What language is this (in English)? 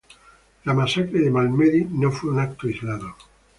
Spanish